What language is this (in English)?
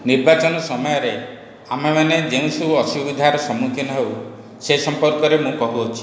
Odia